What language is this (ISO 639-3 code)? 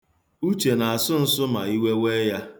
ibo